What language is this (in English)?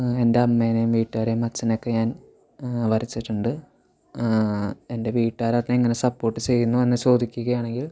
Malayalam